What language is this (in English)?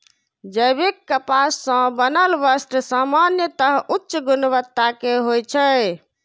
Maithili